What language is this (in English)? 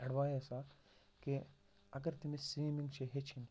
Kashmiri